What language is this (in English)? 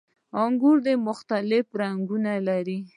Pashto